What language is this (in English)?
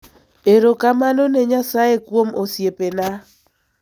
Luo (Kenya and Tanzania)